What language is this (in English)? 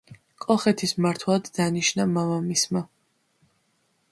Georgian